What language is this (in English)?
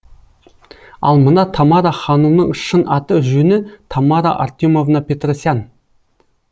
Kazakh